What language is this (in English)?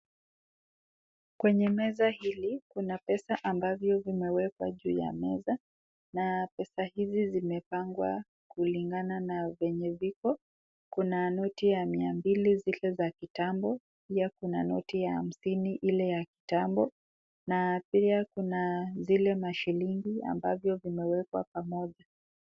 Swahili